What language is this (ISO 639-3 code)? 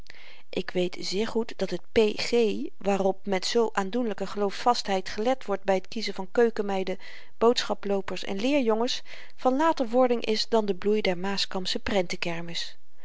nld